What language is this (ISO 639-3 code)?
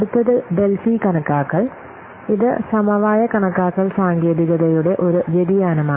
mal